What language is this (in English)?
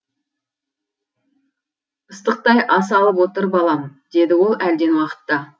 Kazakh